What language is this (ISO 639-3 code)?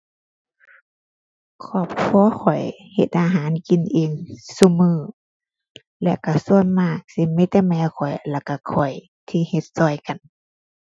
tha